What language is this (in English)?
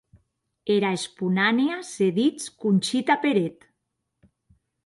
Occitan